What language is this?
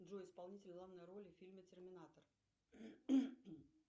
Russian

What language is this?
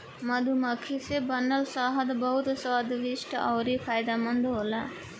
Bhojpuri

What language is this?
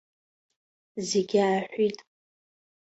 Abkhazian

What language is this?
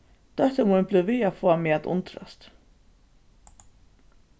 Faroese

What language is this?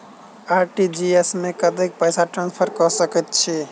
Maithili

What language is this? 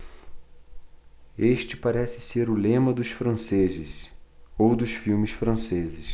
Portuguese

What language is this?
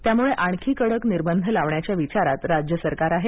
Marathi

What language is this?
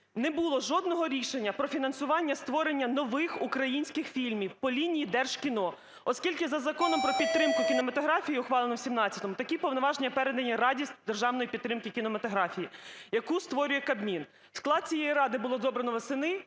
Ukrainian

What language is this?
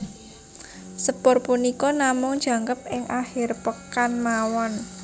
Javanese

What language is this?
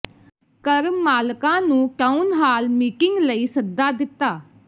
Punjabi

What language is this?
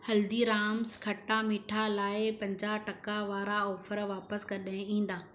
Sindhi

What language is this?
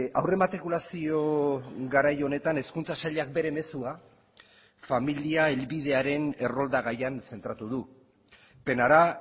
Basque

